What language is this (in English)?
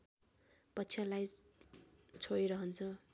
Nepali